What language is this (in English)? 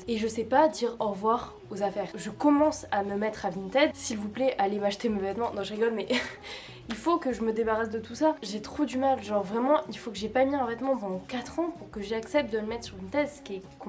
French